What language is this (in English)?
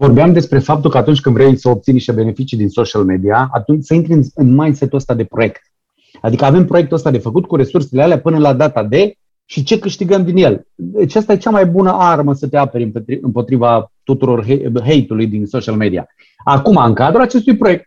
Romanian